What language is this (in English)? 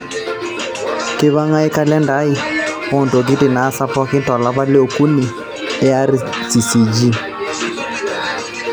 Masai